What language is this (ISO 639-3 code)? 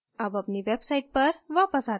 hin